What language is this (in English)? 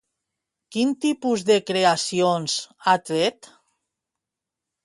Catalan